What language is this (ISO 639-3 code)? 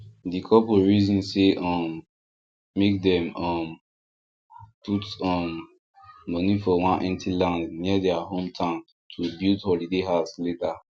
pcm